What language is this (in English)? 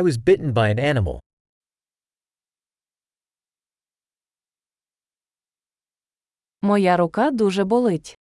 Ukrainian